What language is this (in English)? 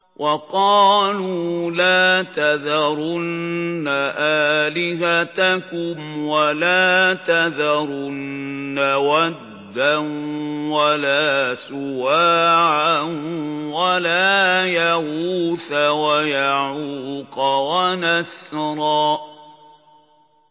Arabic